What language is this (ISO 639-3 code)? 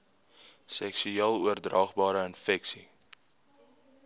afr